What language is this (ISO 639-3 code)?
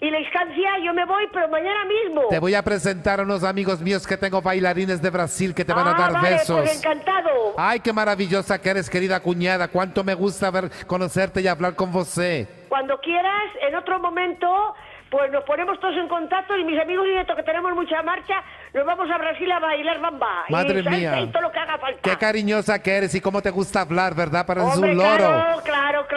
spa